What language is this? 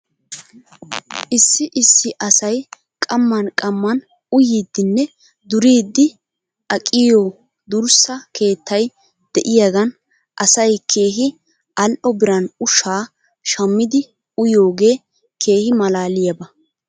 Wolaytta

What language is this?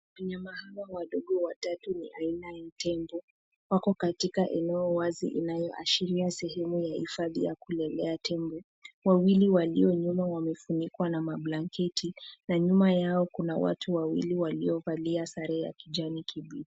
Swahili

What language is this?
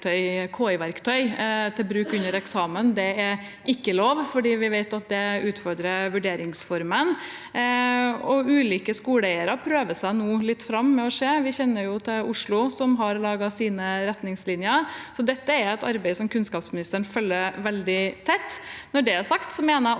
Norwegian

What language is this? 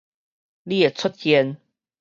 Min Nan Chinese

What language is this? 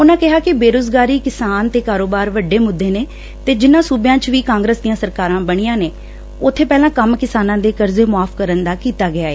Punjabi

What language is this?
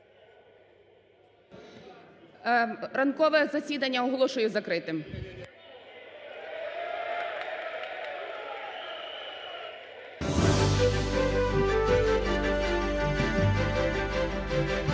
Ukrainian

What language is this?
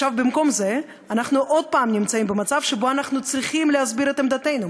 Hebrew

